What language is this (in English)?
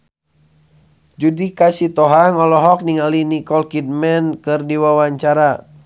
Sundanese